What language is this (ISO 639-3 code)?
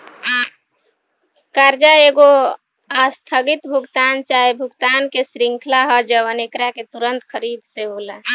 bho